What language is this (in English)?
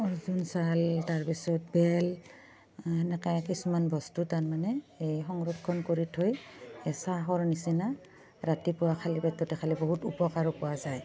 Assamese